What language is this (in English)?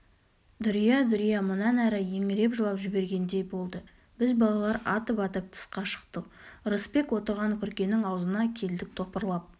Kazakh